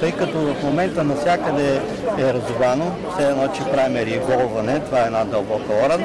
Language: Bulgarian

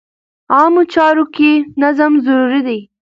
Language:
Pashto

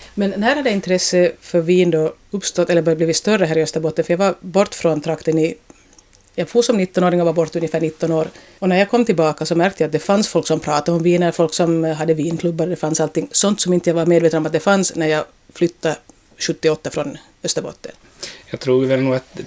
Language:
Swedish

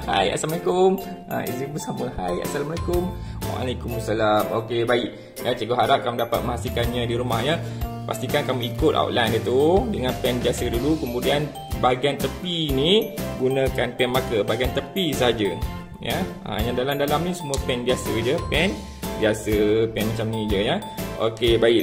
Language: Malay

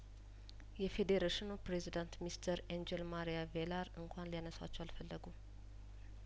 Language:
Amharic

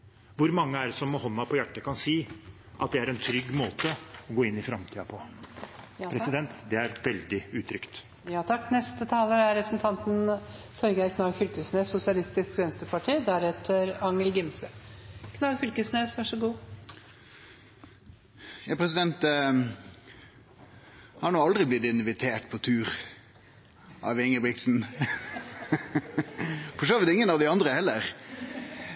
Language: Norwegian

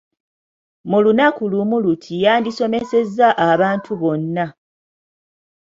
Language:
Ganda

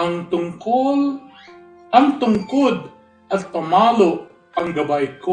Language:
Filipino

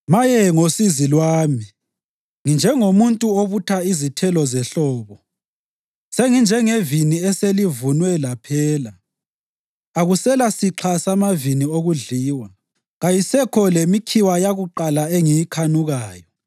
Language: North Ndebele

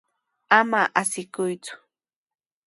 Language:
Sihuas Ancash Quechua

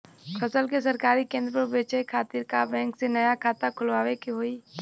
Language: Bhojpuri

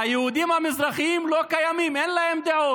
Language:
Hebrew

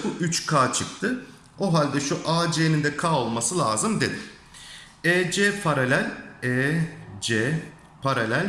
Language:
Turkish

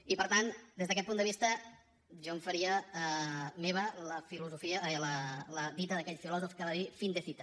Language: Catalan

